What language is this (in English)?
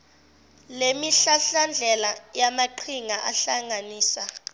Zulu